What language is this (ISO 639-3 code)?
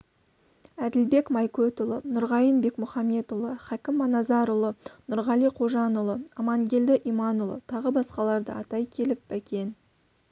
kaz